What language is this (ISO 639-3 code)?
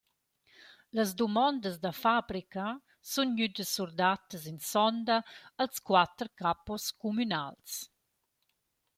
roh